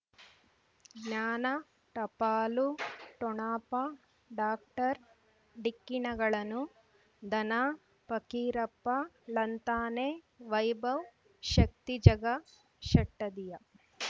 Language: Kannada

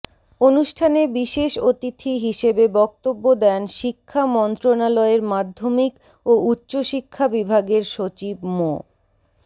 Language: Bangla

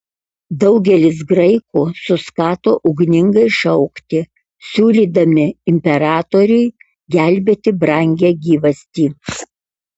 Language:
Lithuanian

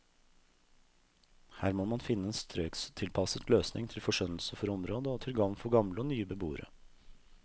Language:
Norwegian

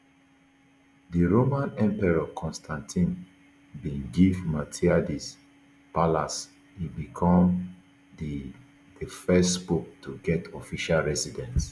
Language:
Nigerian Pidgin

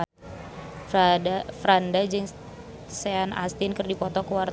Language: Sundanese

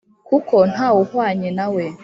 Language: Kinyarwanda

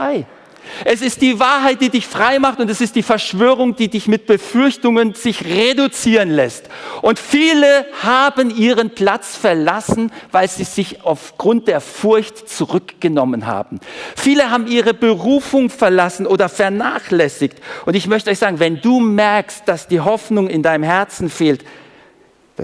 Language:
German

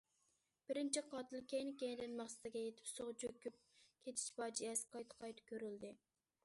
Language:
Uyghur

